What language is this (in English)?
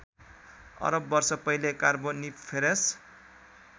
Nepali